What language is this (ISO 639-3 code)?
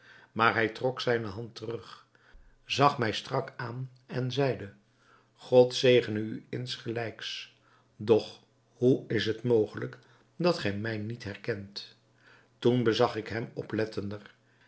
nld